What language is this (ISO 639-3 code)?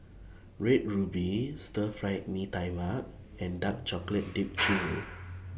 eng